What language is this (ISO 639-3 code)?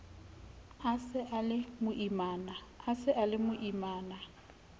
sot